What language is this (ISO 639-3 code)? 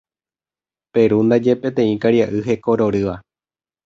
grn